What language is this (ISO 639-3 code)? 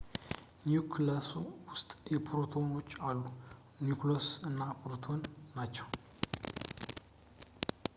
amh